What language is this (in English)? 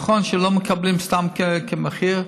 Hebrew